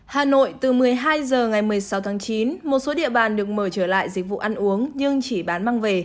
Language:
Vietnamese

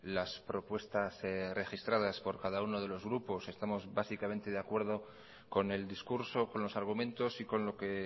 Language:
Spanish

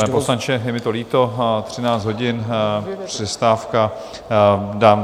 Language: Czech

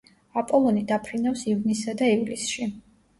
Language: Georgian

